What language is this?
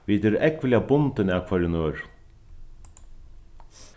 Faroese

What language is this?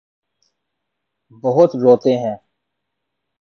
Urdu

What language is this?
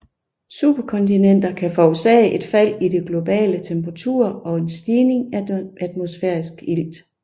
Danish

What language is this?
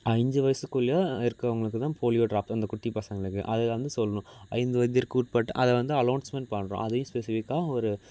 Tamil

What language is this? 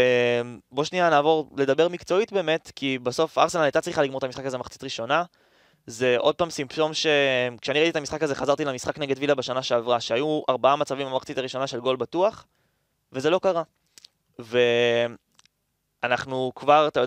Hebrew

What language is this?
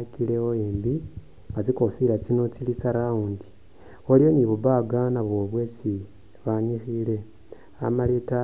Masaaba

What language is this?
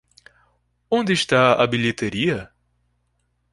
Portuguese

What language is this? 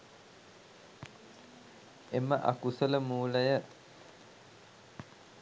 Sinhala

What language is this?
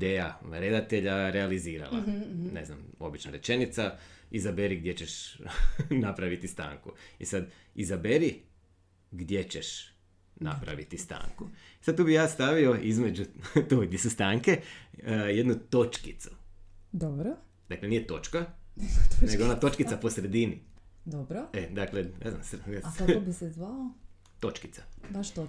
Croatian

